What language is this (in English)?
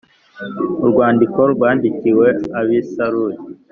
Kinyarwanda